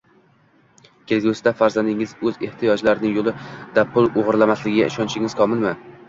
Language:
Uzbek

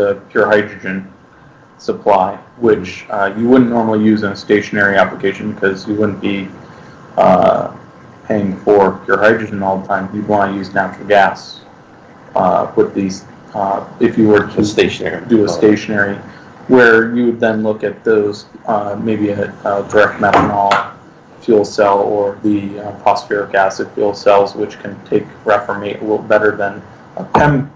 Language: English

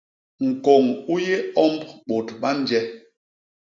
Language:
Basaa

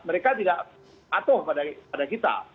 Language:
Indonesian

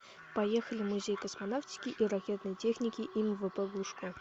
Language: Russian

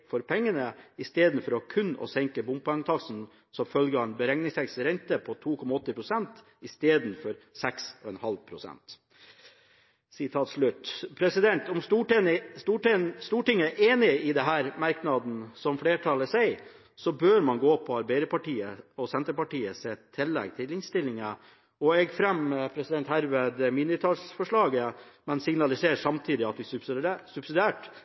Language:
Norwegian Bokmål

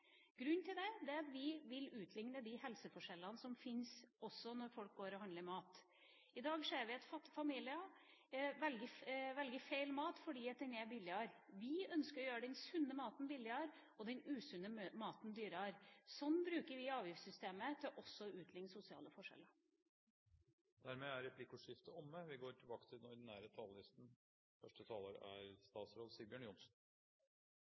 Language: Norwegian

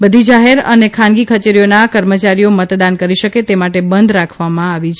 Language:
Gujarati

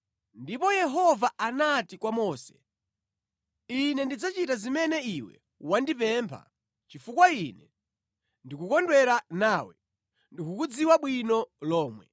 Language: Nyanja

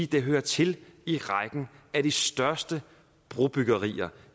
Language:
Danish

